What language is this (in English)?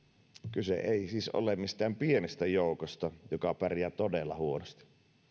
Finnish